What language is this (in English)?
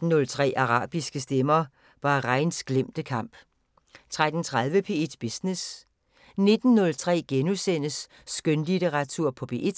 Danish